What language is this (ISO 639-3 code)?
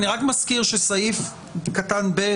heb